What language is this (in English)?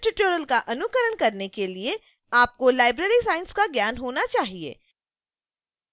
Hindi